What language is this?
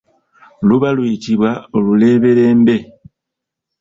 Ganda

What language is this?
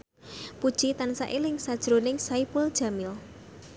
Javanese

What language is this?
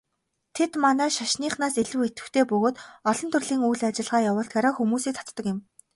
Mongolian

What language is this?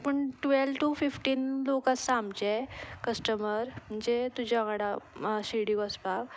Konkani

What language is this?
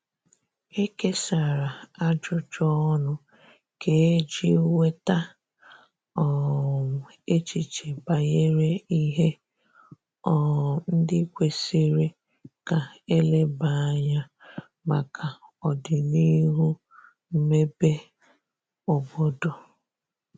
Igbo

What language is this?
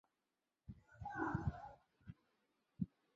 Chinese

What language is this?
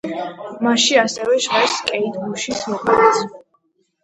Georgian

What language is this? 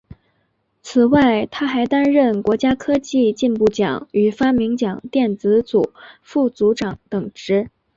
Chinese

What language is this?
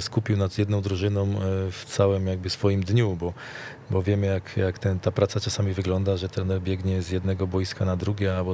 Polish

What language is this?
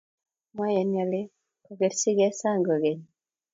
Kalenjin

